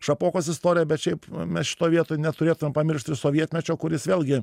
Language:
Lithuanian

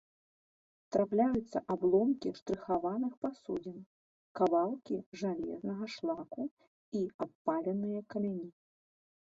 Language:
Belarusian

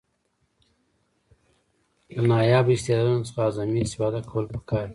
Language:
Pashto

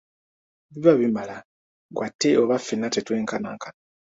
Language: Ganda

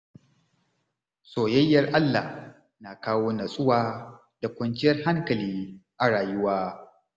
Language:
Hausa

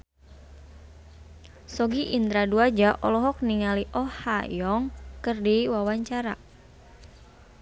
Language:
Sundanese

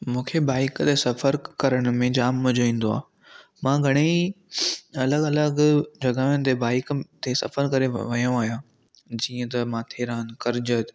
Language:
Sindhi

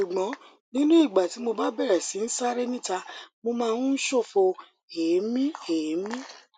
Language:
Yoruba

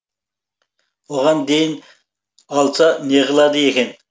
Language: Kazakh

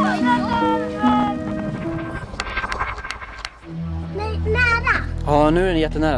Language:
Swedish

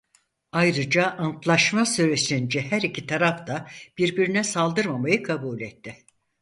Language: Turkish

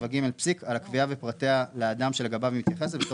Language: Hebrew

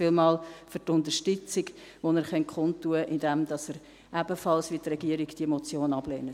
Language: Swiss German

